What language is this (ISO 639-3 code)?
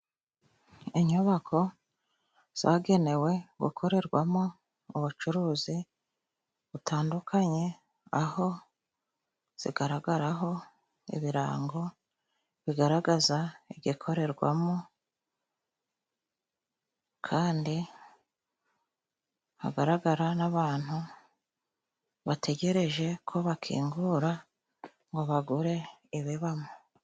kin